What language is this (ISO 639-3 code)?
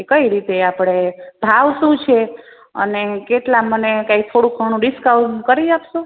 guj